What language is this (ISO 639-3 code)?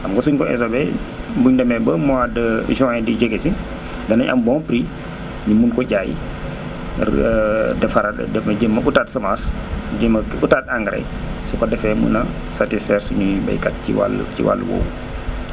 wol